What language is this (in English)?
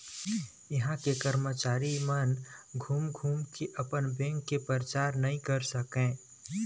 Chhattisgarhi